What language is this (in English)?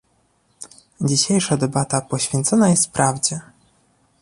Polish